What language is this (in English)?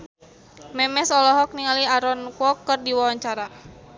Sundanese